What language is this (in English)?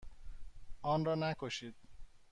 Persian